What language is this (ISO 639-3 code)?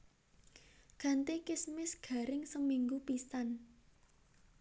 jav